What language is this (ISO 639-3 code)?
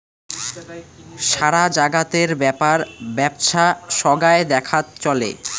ben